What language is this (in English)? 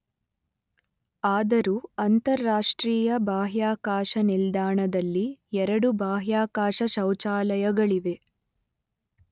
Kannada